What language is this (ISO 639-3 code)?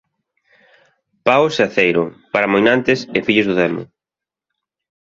glg